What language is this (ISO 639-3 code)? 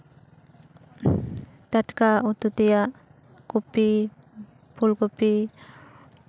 sat